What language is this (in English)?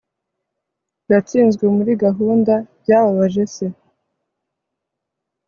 Kinyarwanda